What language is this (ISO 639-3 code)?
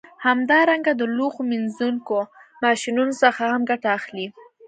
pus